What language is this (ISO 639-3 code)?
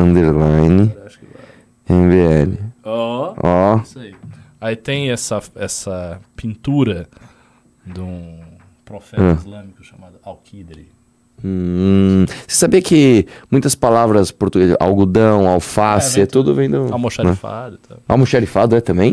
por